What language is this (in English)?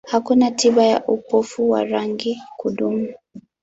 Swahili